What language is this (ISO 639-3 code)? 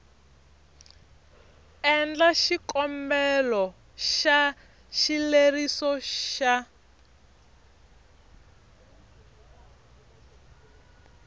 tso